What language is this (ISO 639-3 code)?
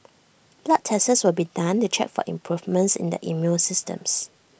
eng